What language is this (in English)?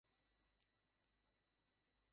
Bangla